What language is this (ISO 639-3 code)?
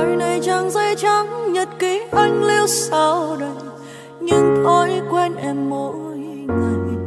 vie